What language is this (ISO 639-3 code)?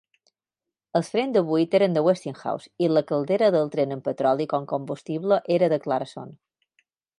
cat